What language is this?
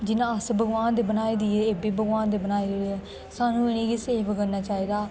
Dogri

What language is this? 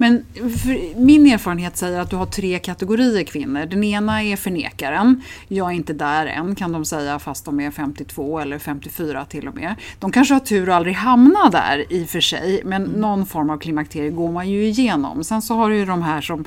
Swedish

